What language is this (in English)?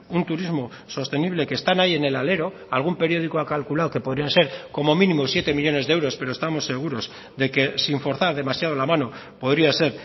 Spanish